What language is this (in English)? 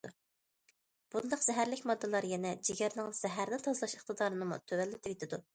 Uyghur